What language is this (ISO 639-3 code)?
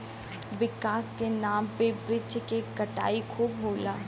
bho